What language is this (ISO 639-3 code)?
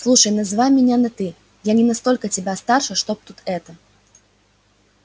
rus